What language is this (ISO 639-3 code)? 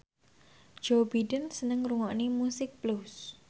jav